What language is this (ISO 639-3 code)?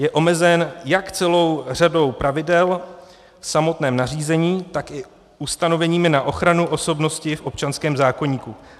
ces